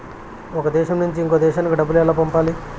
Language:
Telugu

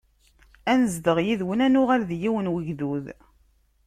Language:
Kabyle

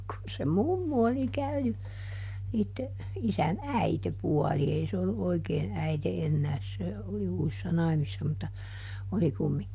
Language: Finnish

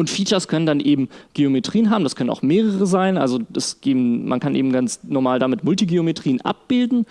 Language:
German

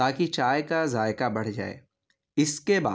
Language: Urdu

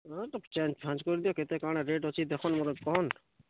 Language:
Odia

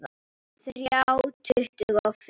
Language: Icelandic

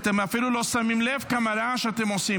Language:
Hebrew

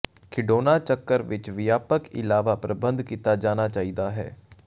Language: Punjabi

